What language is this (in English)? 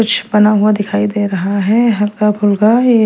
Hindi